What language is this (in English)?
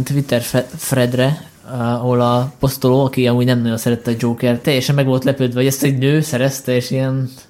Hungarian